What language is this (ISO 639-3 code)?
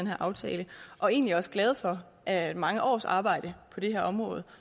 dan